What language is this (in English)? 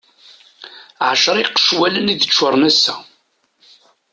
Kabyle